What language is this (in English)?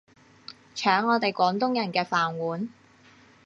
Cantonese